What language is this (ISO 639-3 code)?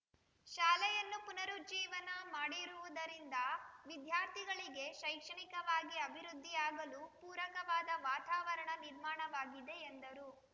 kan